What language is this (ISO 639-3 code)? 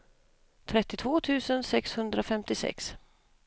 swe